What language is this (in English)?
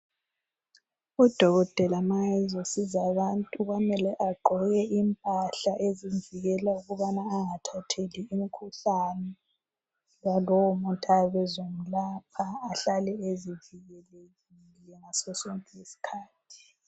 North Ndebele